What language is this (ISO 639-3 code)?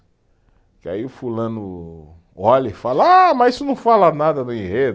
por